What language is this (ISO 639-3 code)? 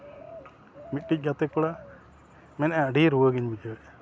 sat